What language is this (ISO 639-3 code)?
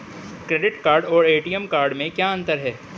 hin